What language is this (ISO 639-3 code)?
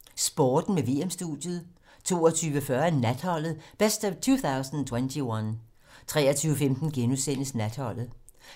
dan